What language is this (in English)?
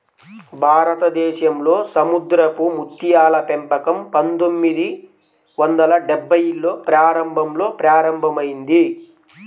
Telugu